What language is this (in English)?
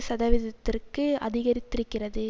Tamil